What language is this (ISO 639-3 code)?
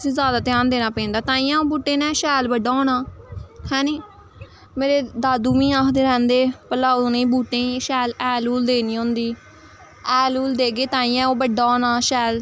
doi